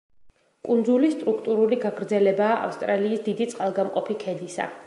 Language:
Georgian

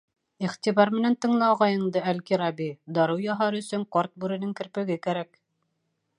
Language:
Bashkir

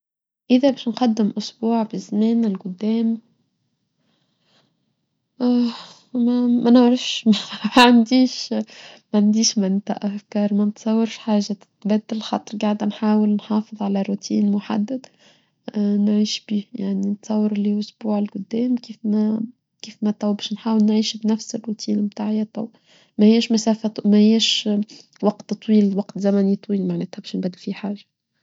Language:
Tunisian Arabic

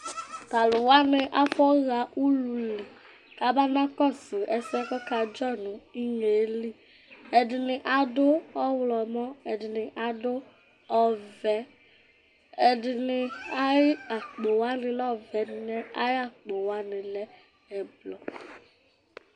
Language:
Ikposo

